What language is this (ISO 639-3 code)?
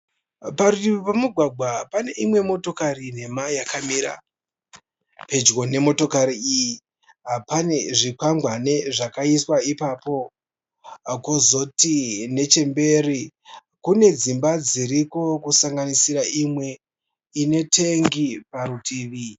sna